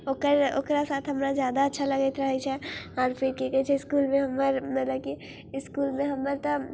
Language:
Maithili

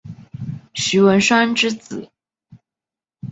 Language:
Chinese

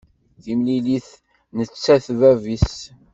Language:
Kabyle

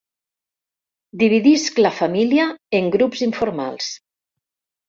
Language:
Catalan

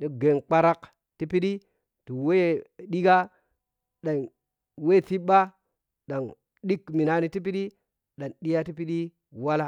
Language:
Piya-Kwonci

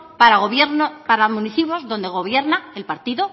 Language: Spanish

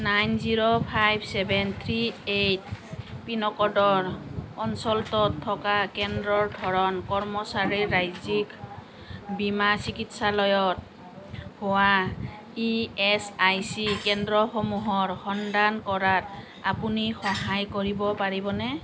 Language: Assamese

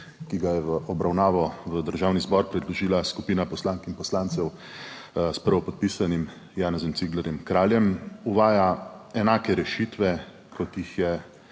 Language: Slovenian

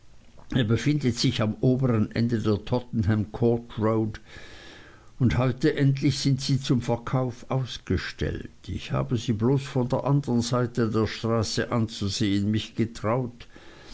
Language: German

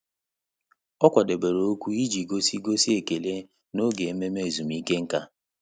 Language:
Igbo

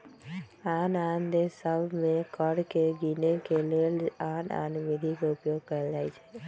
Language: Magahi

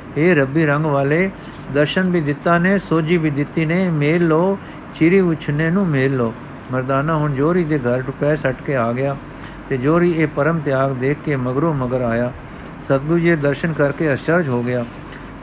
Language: Punjabi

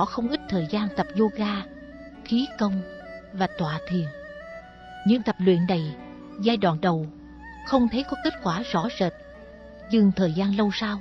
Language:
Vietnamese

